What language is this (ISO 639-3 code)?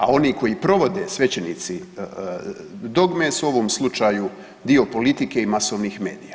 hrv